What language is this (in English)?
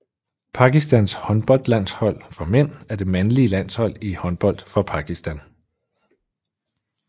Danish